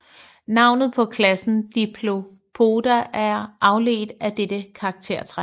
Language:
Danish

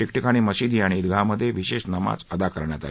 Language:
Marathi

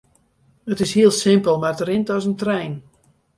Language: Western Frisian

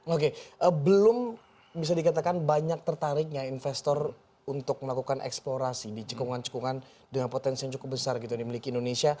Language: Indonesian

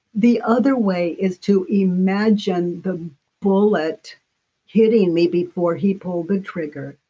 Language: English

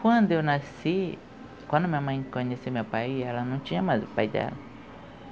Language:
Portuguese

